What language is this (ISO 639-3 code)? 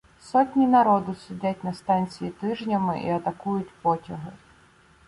ukr